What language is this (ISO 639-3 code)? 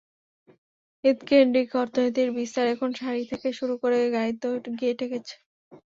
ben